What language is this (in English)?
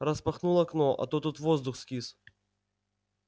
Russian